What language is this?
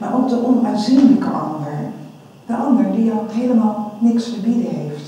Dutch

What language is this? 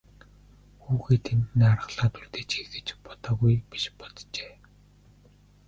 Mongolian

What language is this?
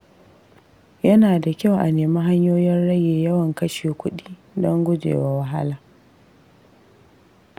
Hausa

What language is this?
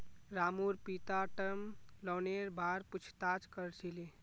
Magahi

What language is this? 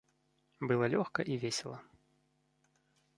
Belarusian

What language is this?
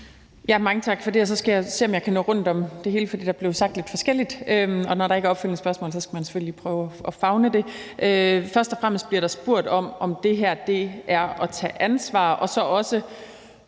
Danish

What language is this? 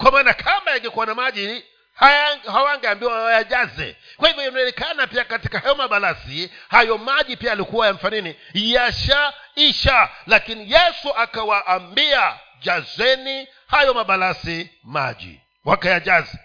Swahili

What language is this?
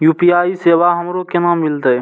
Maithili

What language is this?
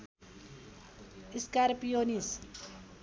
Nepali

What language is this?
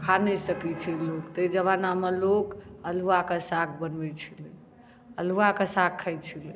Maithili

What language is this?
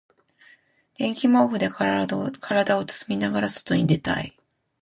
Japanese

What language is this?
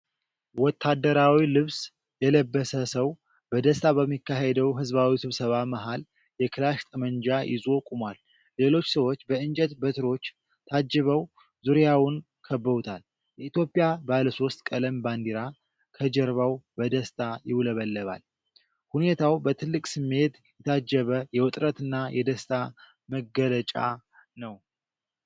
Amharic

